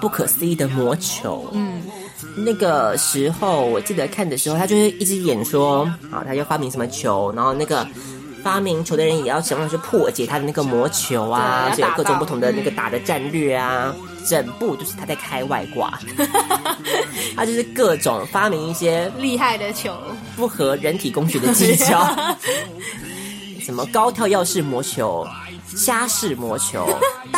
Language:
Chinese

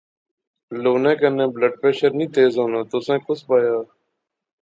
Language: Pahari-Potwari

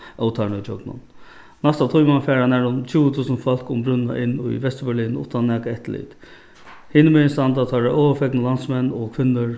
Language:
Faroese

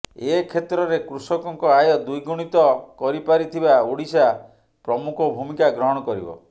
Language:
Odia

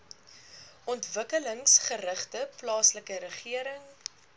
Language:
Afrikaans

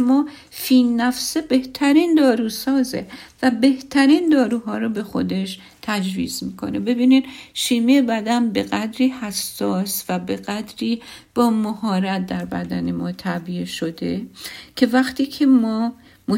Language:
Persian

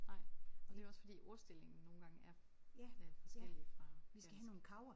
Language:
Danish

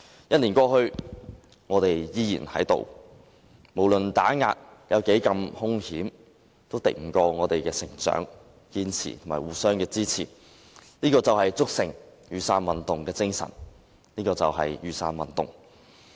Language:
Cantonese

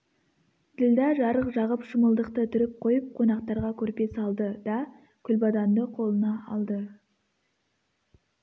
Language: Kazakh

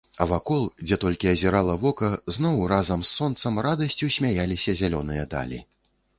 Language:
Belarusian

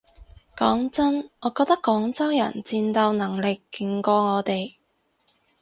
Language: Cantonese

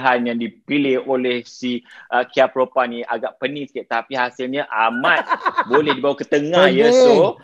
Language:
Malay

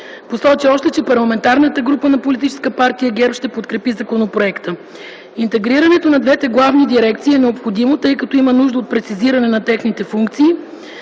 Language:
Bulgarian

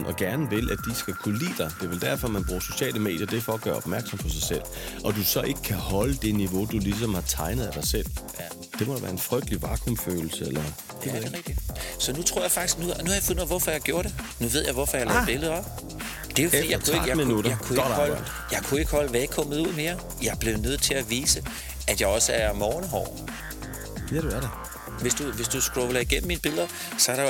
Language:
Danish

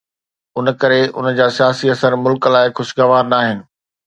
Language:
Sindhi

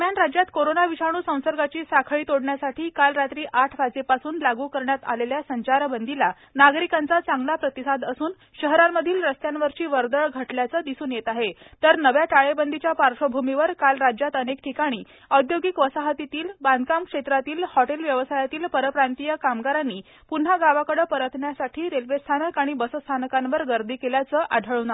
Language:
Marathi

